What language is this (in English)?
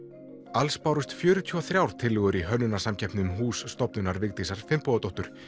Icelandic